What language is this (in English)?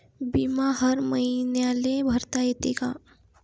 Marathi